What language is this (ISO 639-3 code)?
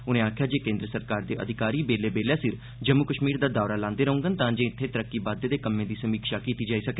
doi